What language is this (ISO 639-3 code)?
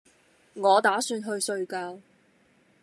yue